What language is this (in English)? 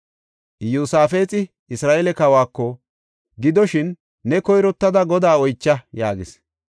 Gofa